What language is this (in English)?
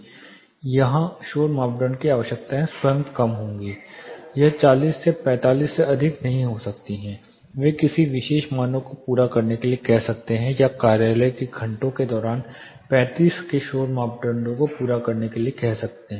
Hindi